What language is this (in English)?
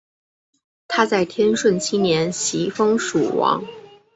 Chinese